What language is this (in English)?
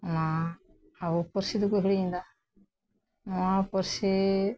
Santali